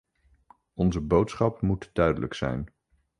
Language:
Dutch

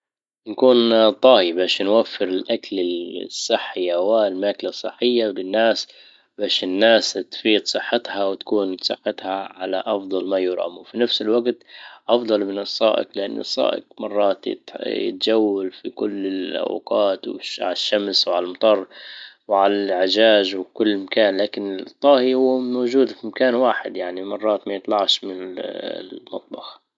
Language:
Libyan Arabic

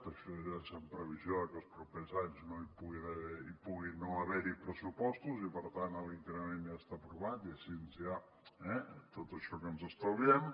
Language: Catalan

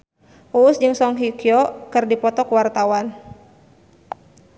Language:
Sundanese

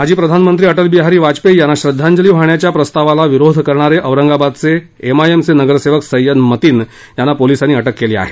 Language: Marathi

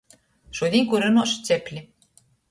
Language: Latgalian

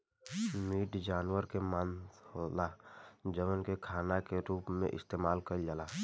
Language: Bhojpuri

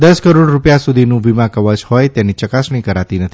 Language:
Gujarati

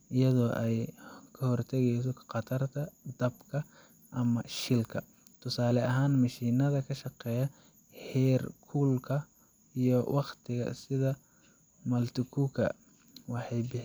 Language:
Somali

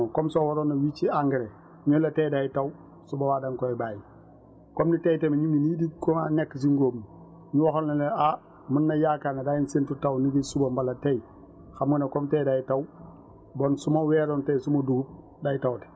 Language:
Wolof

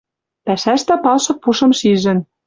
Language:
Western Mari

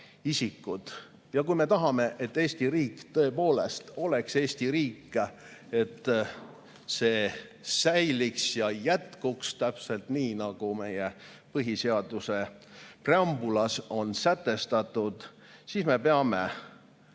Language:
Estonian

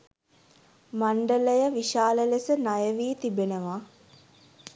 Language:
Sinhala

